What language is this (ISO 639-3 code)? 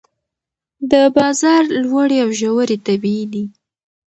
pus